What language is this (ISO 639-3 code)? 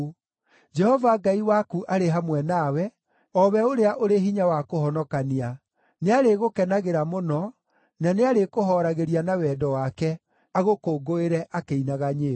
kik